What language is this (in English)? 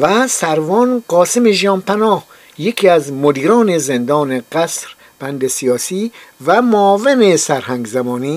Persian